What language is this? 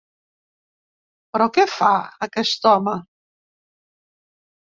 Catalan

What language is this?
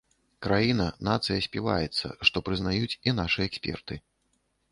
Belarusian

